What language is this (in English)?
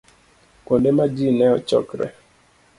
Luo (Kenya and Tanzania)